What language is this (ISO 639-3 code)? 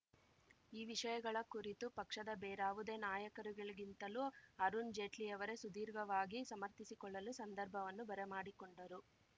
kan